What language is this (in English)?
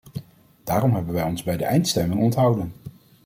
Dutch